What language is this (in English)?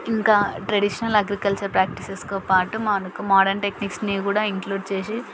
Telugu